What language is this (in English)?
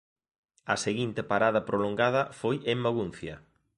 Galician